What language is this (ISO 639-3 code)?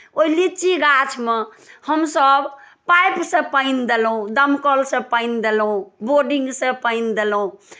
mai